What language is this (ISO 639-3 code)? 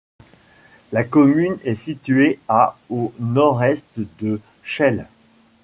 fra